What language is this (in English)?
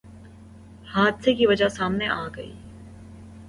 Urdu